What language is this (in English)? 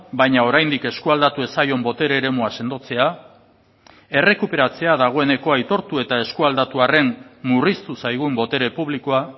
Basque